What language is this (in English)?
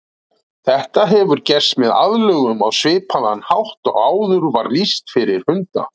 Icelandic